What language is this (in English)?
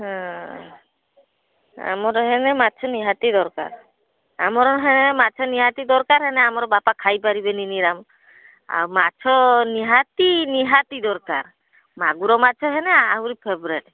Odia